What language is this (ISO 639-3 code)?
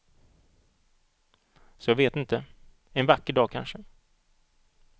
swe